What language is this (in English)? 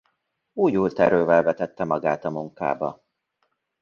Hungarian